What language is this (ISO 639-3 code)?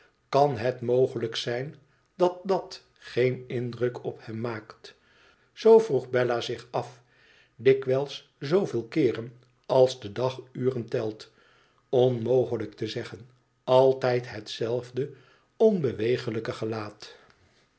nld